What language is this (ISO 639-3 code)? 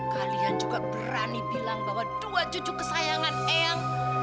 ind